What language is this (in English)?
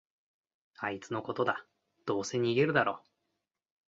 Japanese